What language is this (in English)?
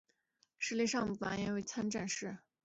Chinese